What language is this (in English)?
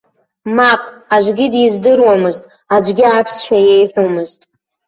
Abkhazian